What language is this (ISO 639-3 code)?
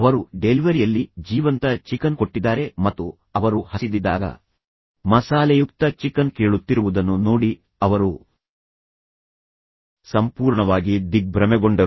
kan